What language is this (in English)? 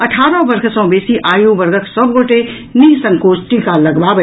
Maithili